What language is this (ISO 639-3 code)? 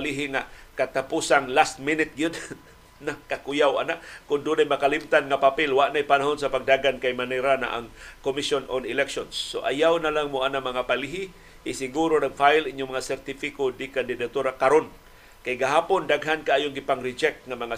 fil